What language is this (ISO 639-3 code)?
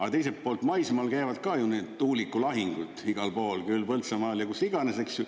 est